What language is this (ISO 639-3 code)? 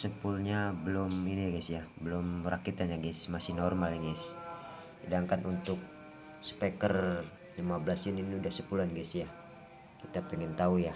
ind